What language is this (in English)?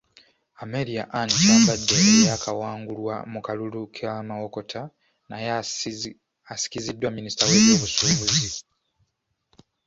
Ganda